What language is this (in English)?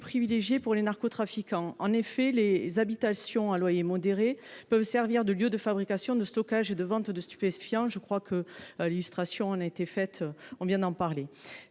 French